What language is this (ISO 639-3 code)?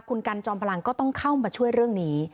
tha